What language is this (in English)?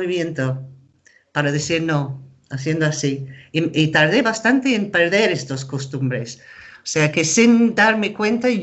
Spanish